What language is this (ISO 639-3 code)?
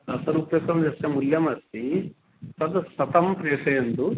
san